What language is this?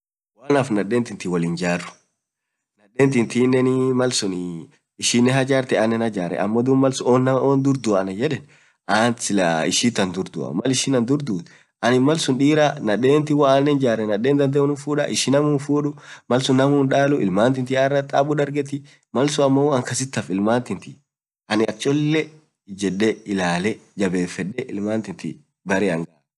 Orma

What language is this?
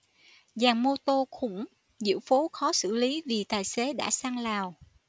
Vietnamese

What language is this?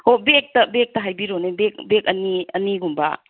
Manipuri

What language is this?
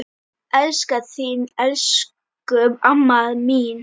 Icelandic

